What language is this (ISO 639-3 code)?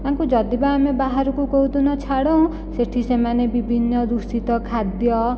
ori